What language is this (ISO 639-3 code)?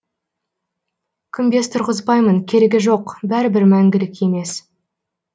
kaz